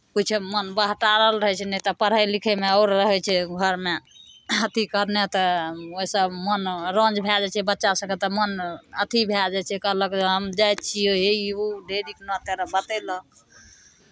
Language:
Maithili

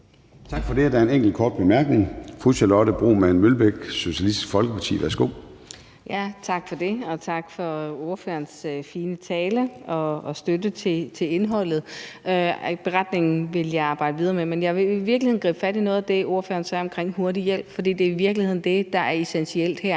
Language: Danish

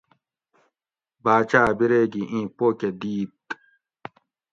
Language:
Gawri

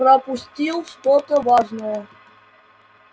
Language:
Russian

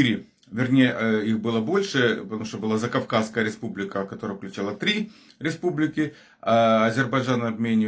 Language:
Russian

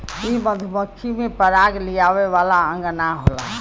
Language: Bhojpuri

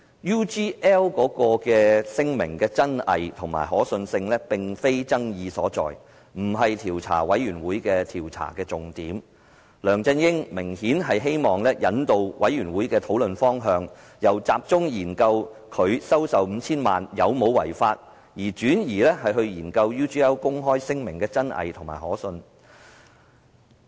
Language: Cantonese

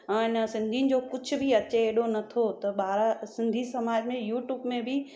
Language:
Sindhi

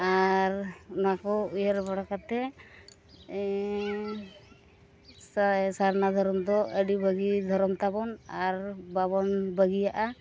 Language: Santali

